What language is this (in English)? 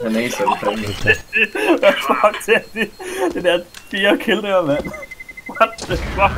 Danish